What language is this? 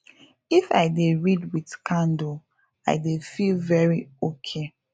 Nigerian Pidgin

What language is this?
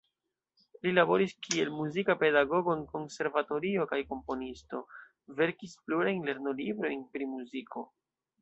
Esperanto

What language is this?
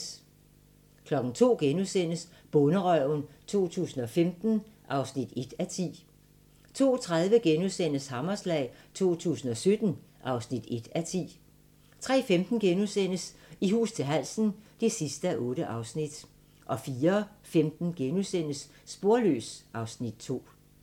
Danish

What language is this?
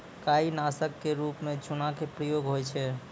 Maithili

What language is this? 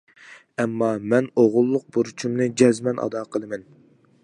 Uyghur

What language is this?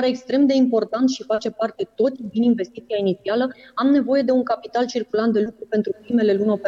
Romanian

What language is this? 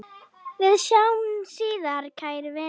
Icelandic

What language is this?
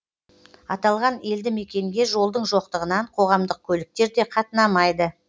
Kazakh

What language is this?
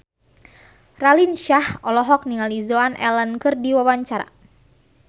Sundanese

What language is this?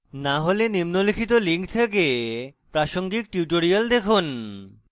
Bangla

